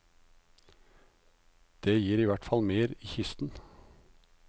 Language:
Norwegian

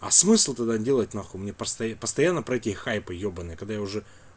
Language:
Russian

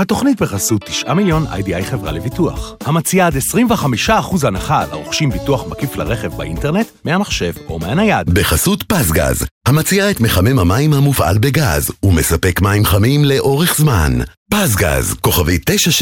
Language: Hebrew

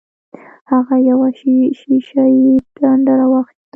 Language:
Pashto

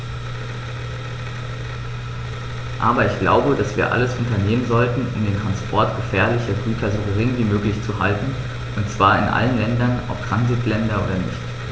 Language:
German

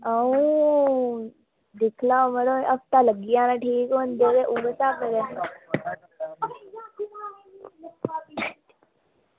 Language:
Dogri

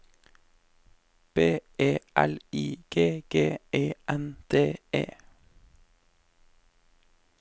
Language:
Norwegian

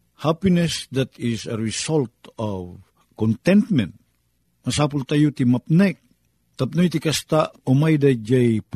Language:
Filipino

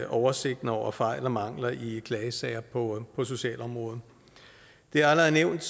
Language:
Danish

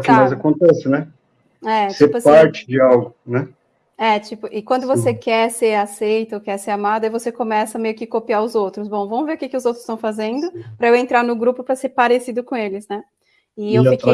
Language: Portuguese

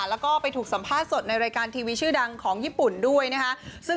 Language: Thai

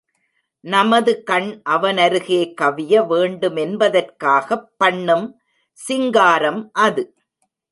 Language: Tamil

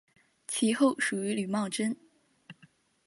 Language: Chinese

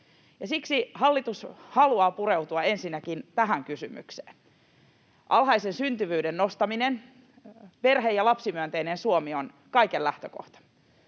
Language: Finnish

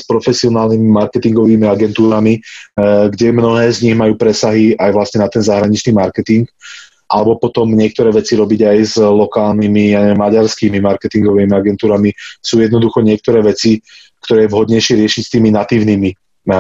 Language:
Slovak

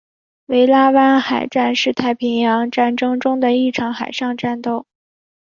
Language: Chinese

